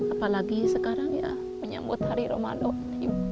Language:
Indonesian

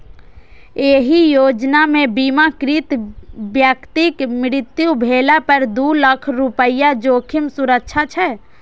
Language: Maithili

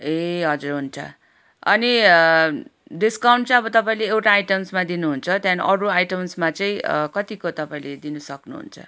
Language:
Nepali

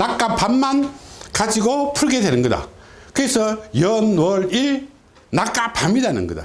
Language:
Korean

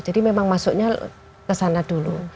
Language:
Indonesian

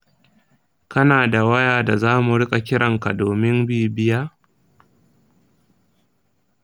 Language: Hausa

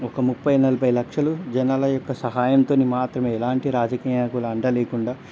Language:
Telugu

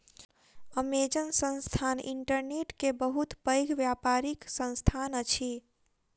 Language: Maithili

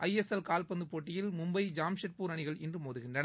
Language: Tamil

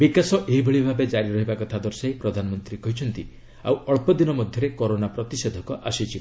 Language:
Odia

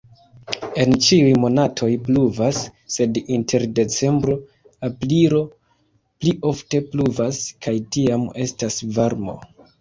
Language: Esperanto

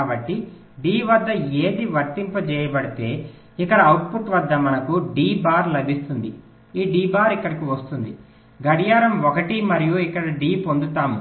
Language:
Telugu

